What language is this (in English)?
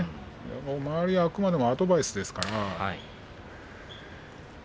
Japanese